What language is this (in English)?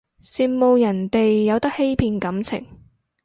Cantonese